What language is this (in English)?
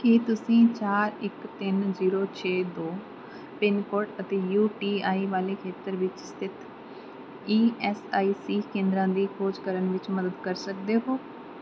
Punjabi